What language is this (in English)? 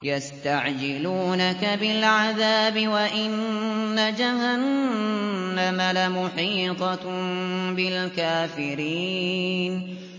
Arabic